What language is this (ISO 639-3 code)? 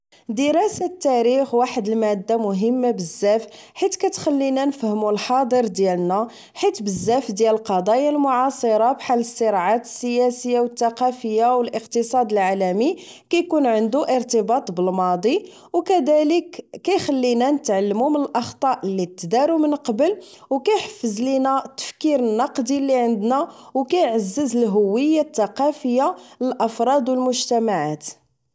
ary